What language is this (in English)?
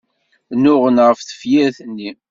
Kabyle